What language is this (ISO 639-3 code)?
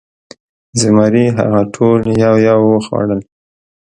pus